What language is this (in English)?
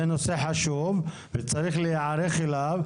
Hebrew